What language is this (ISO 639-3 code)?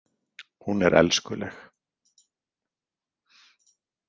isl